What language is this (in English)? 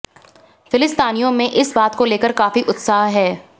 Hindi